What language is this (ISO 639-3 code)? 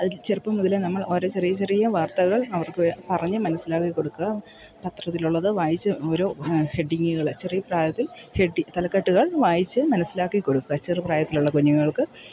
mal